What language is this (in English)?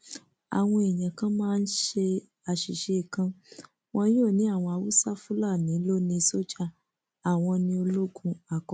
Yoruba